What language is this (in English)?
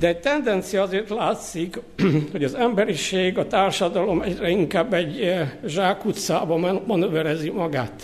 Hungarian